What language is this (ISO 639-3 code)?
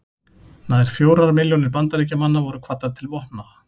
isl